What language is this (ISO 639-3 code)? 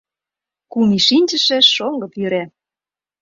chm